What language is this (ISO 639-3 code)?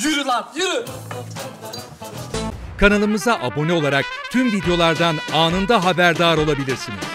tur